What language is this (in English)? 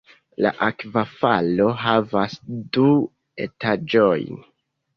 Esperanto